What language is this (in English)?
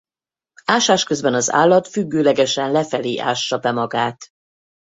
Hungarian